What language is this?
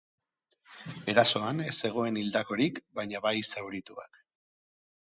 Basque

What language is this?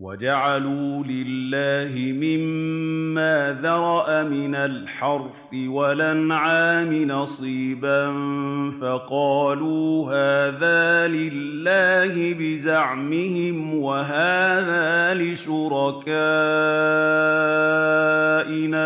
Arabic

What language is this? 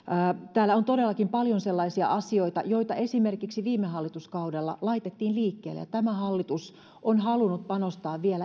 Finnish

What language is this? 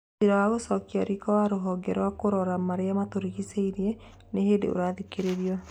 Kikuyu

